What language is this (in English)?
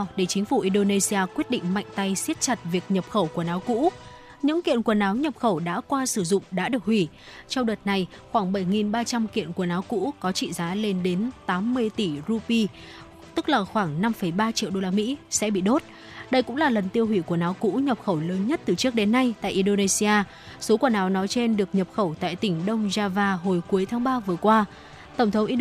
Vietnamese